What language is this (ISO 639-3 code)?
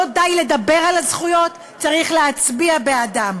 heb